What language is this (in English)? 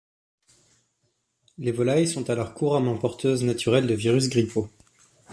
French